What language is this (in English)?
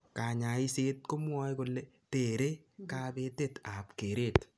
Kalenjin